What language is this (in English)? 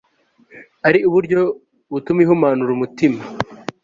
Kinyarwanda